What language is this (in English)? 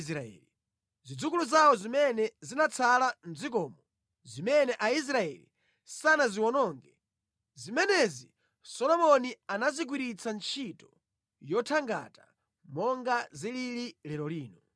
Nyanja